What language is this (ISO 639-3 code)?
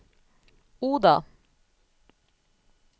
nor